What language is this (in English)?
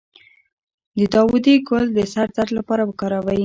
Pashto